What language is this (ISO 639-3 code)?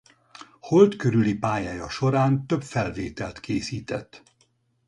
hun